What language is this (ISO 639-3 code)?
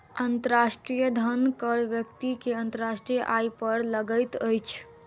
mai